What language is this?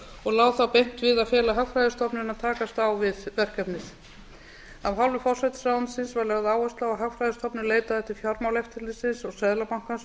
Icelandic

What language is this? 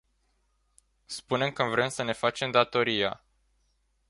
Romanian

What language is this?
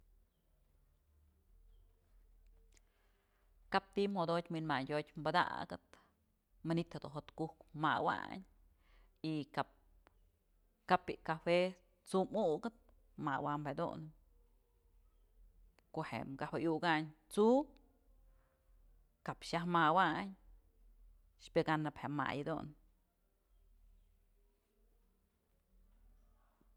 Mazatlán Mixe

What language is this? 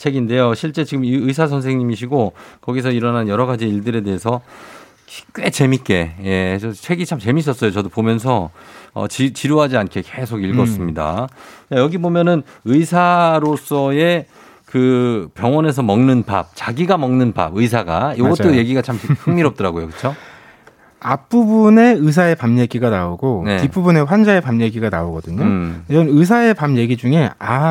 Korean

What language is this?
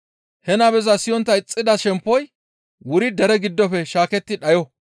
Gamo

